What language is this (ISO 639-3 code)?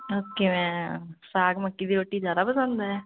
pan